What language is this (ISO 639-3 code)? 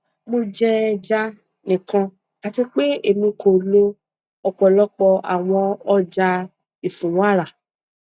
yor